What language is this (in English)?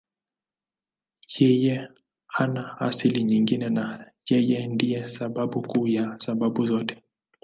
Swahili